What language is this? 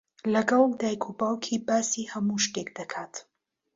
Central Kurdish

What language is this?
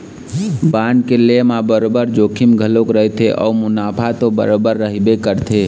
Chhattisgarhi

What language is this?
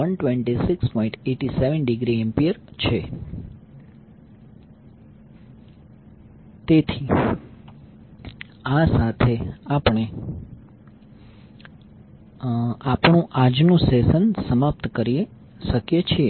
Gujarati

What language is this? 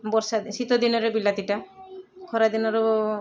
Odia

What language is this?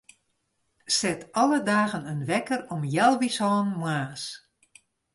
Western Frisian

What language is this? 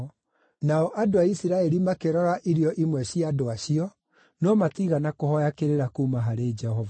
Kikuyu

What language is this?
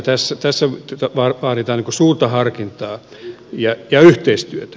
Finnish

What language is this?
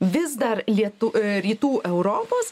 Lithuanian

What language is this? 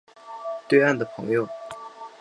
Chinese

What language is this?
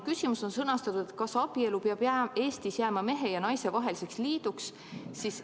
Estonian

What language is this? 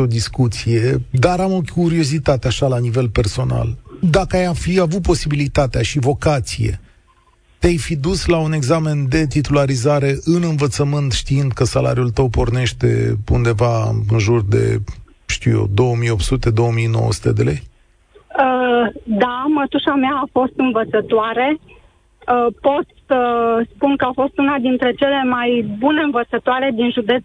Romanian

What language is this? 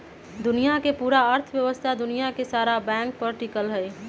Magahi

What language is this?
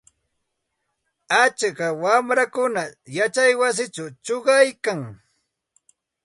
Santa Ana de Tusi Pasco Quechua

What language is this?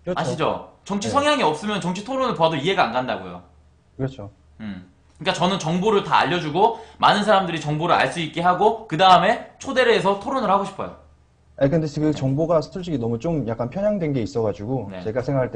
Korean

